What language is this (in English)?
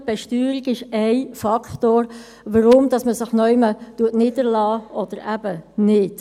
Swiss German